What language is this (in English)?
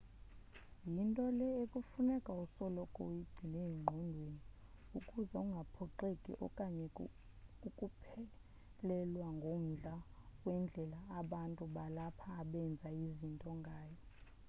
Xhosa